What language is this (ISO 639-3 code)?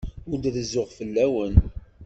kab